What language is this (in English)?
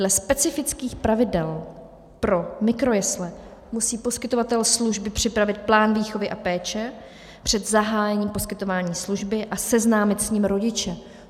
Czech